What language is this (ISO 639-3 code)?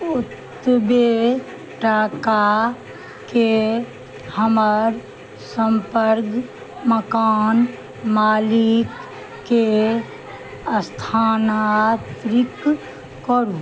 mai